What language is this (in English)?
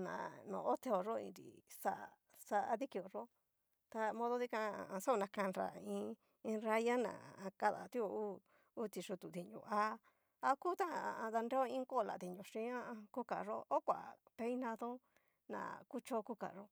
Cacaloxtepec Mixtec